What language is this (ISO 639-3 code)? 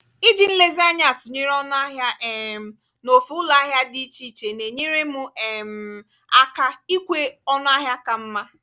ibo